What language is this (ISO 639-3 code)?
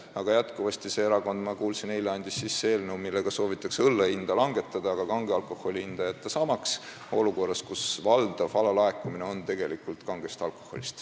est